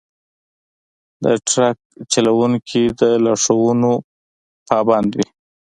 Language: Pashto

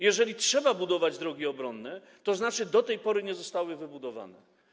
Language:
Polish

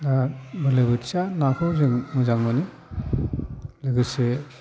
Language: Bodo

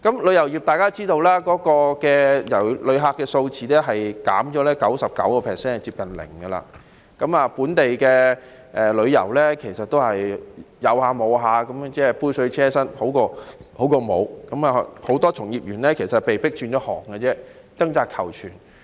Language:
Cantonese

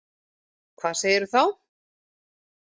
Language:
Icelandic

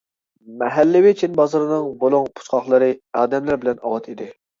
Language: Uyghur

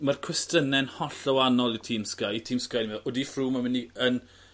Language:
Welsh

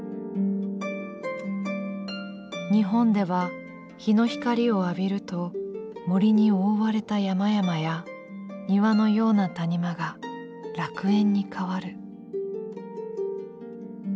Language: Japanese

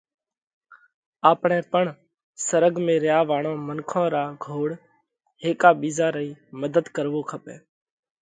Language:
Parkari Koli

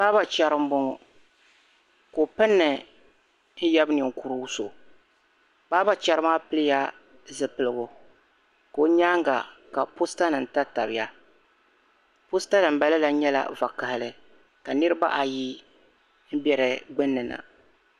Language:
Dagbani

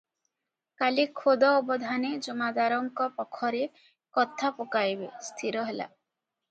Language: Odia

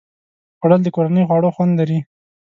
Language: Pashto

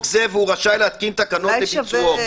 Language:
Hebrew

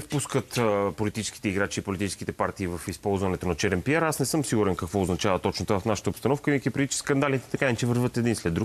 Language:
Bulgarian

